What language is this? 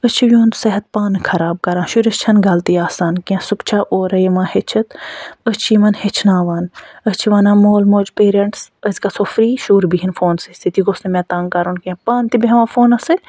Kashmiri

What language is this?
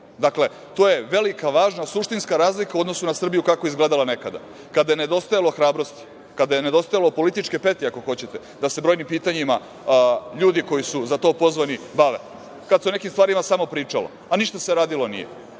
Serbian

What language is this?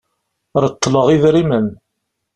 Kabyle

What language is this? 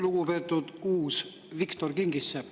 Estonian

